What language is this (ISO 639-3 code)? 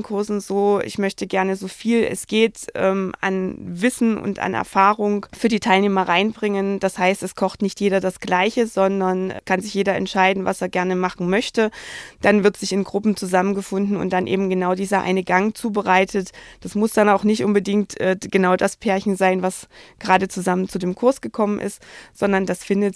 deu